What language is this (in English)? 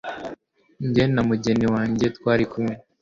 Kinyarwanda